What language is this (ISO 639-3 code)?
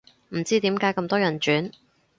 yue